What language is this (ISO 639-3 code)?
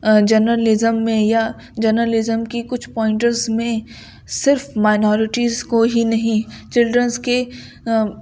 urd